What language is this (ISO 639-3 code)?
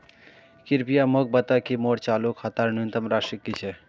mag